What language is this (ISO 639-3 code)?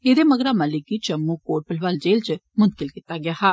doi